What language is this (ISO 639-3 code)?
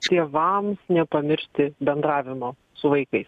lit